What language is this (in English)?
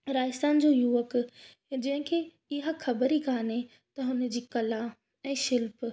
Sindhi